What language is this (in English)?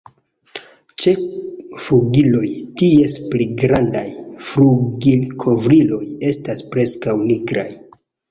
Esperanto